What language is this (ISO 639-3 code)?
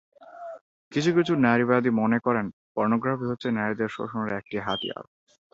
ben